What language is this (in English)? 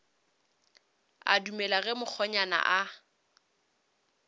Northern Sotho